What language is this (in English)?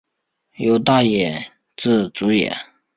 Chinese